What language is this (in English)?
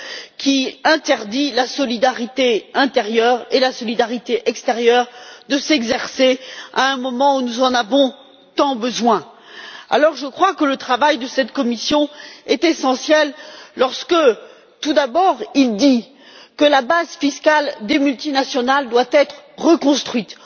French